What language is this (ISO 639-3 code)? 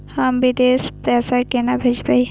mai